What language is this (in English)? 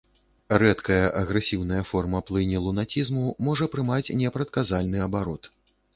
Belarusian